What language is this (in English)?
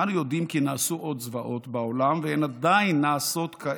Hebrew